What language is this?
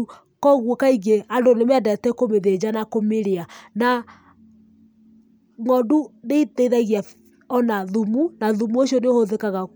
Kikuyu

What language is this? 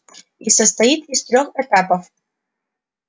Russian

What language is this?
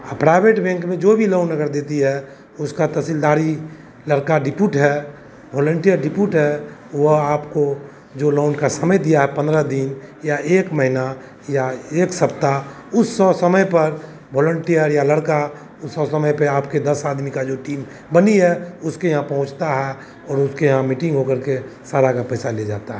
Hindi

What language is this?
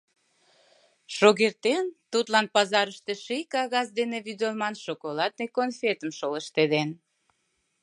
Mari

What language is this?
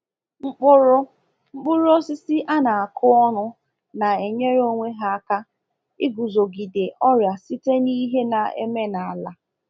Igbo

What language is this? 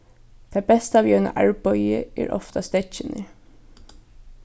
Faroese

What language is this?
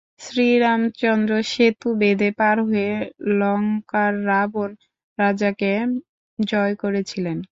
Bangla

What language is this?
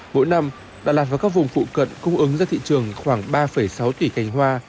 Vietnamese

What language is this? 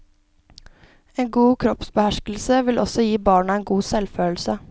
Norwegian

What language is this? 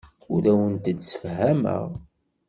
Kabyle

